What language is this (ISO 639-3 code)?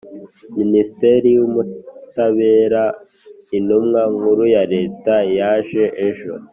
kin